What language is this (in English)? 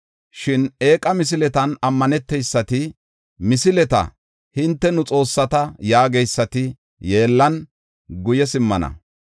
Gofa